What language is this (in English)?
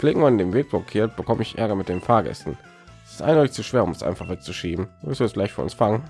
German